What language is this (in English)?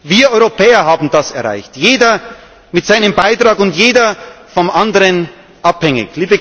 German